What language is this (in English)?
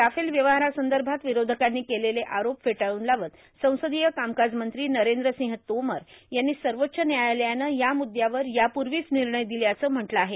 Marathi